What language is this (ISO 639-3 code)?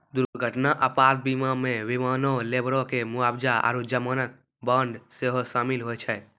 mai